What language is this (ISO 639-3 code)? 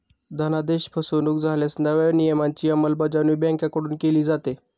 mar